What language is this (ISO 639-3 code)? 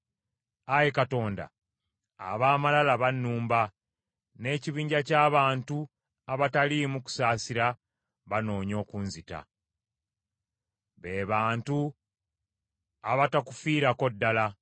lug